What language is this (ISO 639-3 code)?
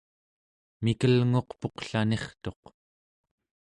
esu